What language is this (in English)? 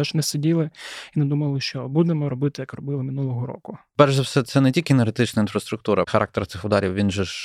Ukrainian